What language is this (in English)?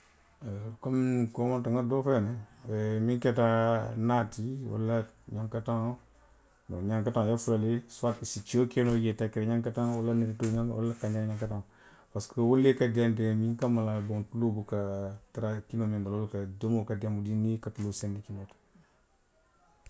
Western Maninkakan